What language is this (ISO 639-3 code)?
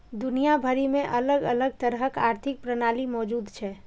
mai